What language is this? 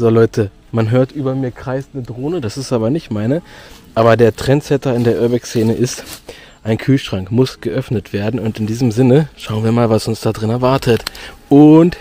German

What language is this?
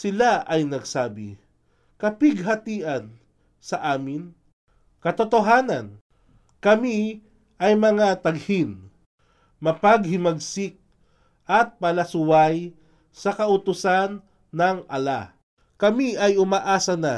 Filipino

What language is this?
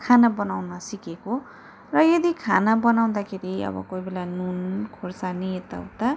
Nepali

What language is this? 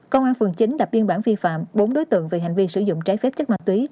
Vietnamese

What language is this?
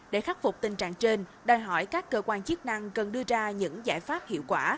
Vietnamese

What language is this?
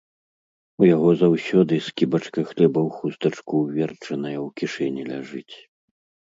Belarusian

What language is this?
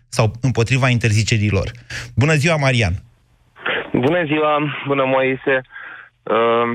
Romanian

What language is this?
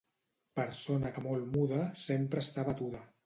Catalan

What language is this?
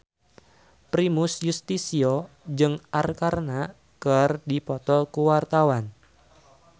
Sundanese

